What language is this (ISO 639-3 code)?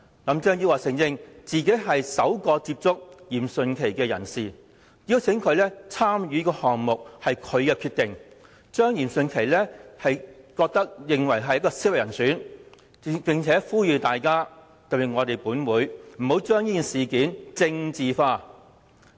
yue